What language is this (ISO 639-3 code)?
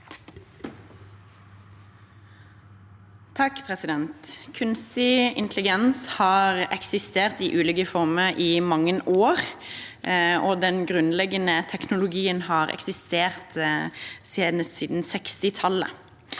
nor